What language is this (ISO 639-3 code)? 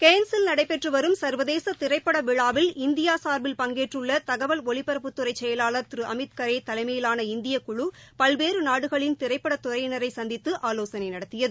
tam